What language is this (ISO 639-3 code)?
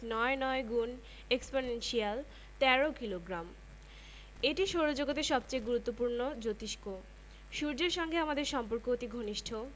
ben